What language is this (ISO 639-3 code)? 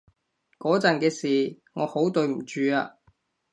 yue